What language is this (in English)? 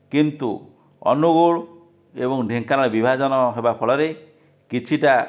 Odia